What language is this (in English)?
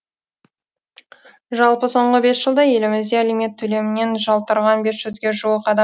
Kazakh